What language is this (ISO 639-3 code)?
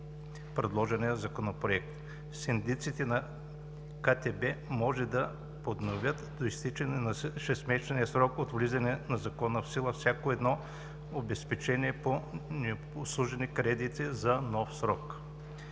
bul